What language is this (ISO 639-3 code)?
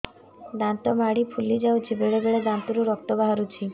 ori